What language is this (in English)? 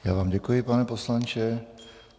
Czech